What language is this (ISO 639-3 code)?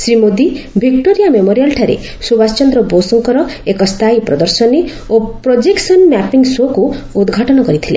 ori